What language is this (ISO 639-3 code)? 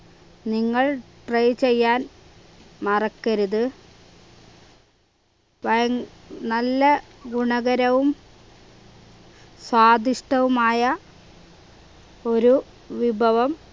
mal